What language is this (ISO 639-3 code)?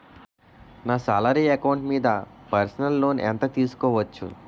tel